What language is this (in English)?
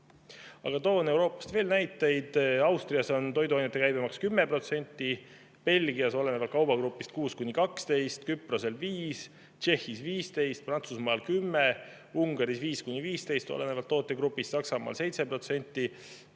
Estonian